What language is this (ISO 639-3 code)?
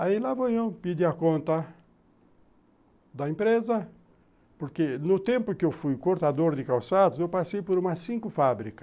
por